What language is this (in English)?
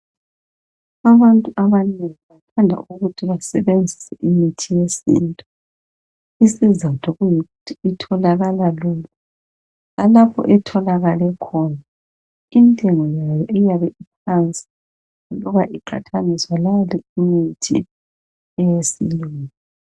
North Ndebele